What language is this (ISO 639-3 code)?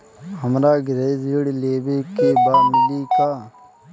bho